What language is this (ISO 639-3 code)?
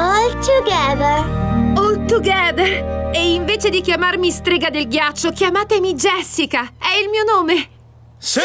ita